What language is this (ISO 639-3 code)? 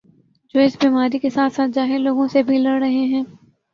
urd